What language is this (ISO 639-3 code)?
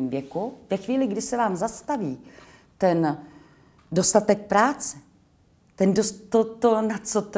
ces